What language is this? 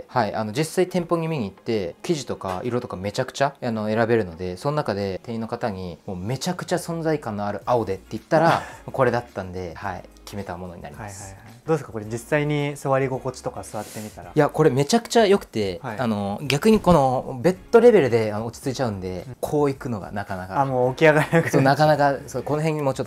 Japanese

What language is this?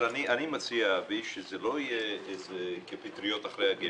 Hebrew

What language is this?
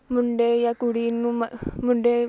Punjabi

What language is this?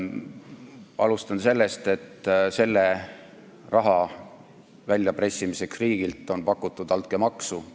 Estonian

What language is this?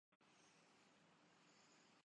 Urdu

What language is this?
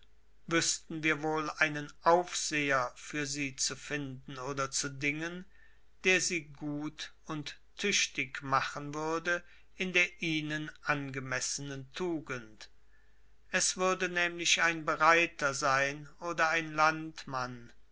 German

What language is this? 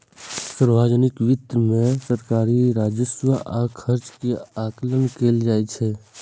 Maithili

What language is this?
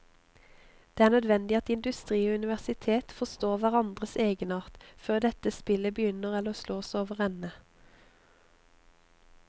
Norwegian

